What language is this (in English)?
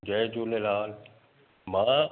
Sindhi